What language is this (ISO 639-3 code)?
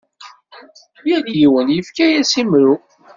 kab